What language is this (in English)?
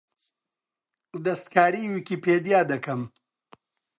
Central Kurdish